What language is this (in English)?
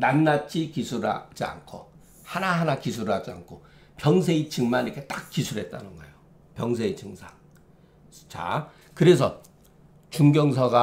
Korean